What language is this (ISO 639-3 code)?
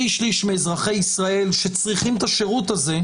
heb